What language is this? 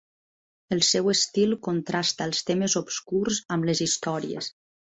Catalan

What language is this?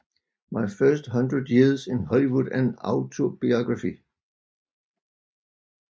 Danish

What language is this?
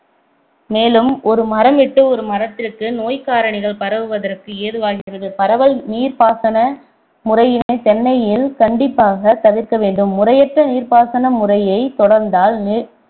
Tamil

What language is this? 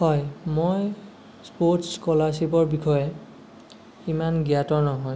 Assamese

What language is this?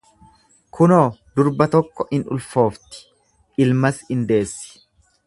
Oromo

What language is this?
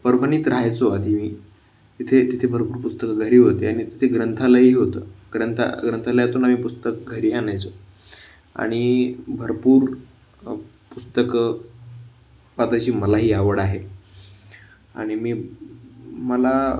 Marathi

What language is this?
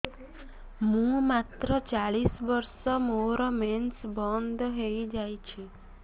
Odia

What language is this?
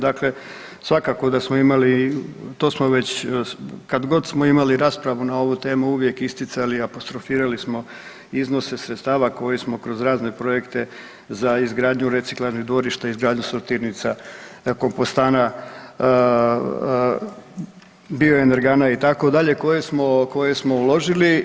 Croatian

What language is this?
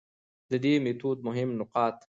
Pashto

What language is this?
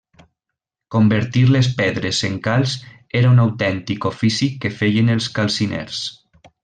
Catalan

